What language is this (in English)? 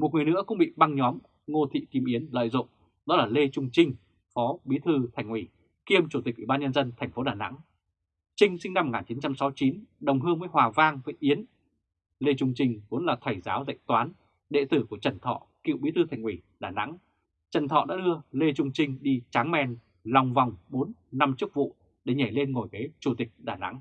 Vietnamese